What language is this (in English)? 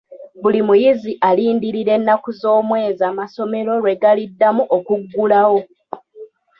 Ganda